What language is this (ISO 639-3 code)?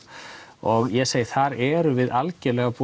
isl